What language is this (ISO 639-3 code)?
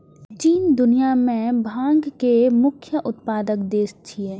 mai